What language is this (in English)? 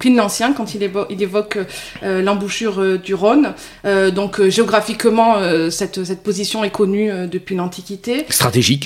French